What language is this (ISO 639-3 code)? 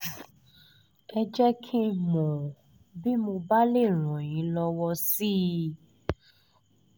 yor